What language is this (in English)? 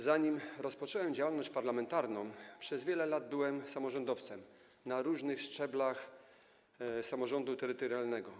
Polish